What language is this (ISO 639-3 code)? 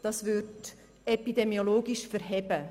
gsw